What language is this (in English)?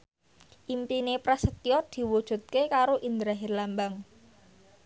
Javanese